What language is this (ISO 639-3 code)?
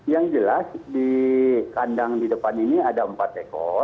ind